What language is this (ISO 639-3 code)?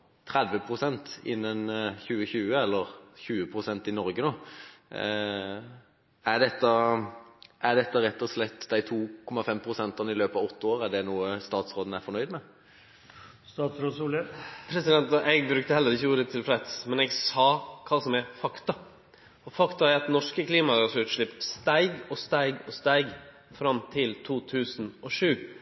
nor